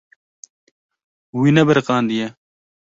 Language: Kurdish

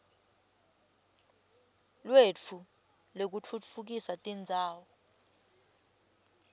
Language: Swati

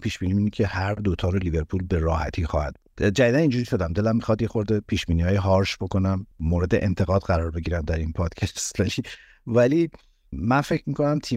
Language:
Persian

